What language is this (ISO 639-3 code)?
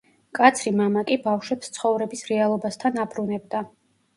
kat